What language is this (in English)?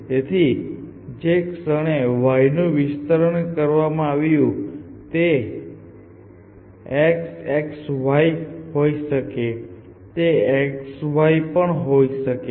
Gujarati